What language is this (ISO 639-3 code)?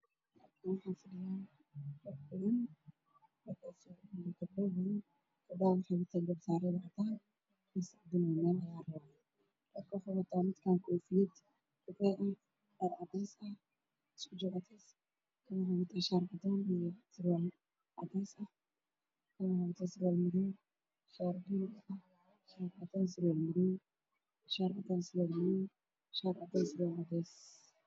som